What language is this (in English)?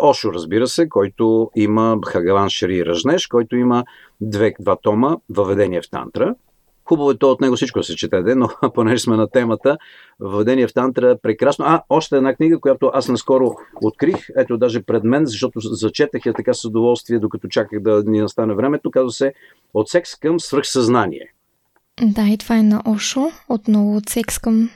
Bulgarian